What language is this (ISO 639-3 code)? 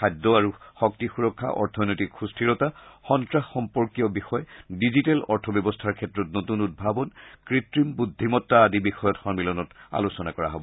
asm